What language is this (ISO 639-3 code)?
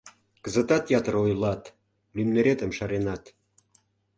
chm